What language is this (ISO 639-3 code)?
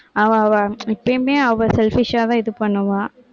tam